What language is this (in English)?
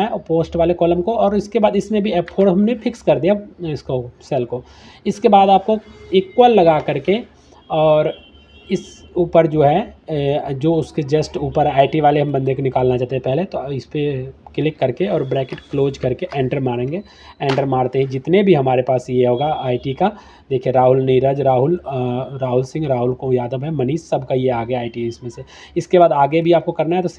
Hindi